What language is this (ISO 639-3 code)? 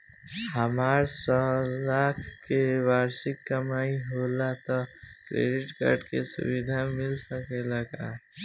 bho